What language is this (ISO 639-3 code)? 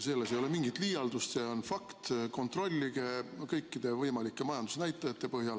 est